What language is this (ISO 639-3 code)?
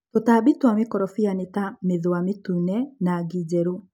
kik